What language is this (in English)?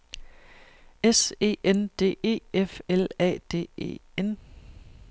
Danish